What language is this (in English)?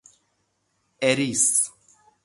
Persian